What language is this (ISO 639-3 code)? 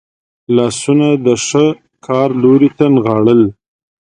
pus